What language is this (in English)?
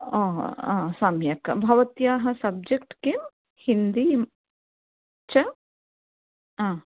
Sanskrit